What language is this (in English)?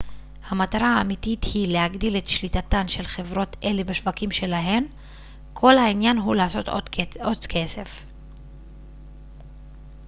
Hebrew